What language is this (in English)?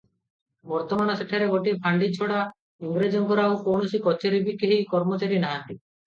Odia